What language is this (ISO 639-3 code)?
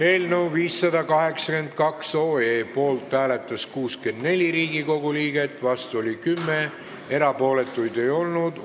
est